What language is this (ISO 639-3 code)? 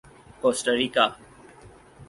urd